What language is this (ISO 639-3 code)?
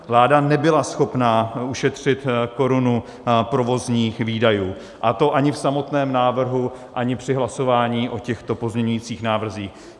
ces